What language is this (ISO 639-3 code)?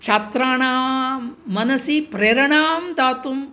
san